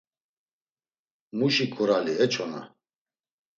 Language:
Laz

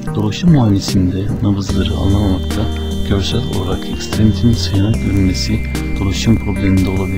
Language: Turkish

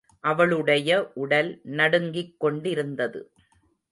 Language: Tamil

